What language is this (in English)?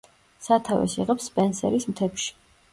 Georgian